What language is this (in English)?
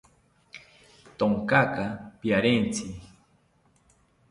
South Ucayali Ashéninka